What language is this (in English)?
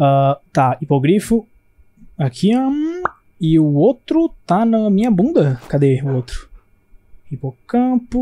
Portuguese